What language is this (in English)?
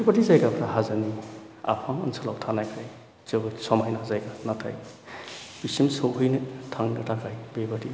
Bodo